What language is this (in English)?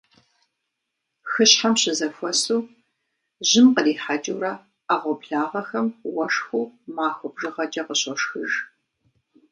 Kabardian